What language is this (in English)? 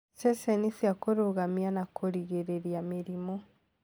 Kikuyu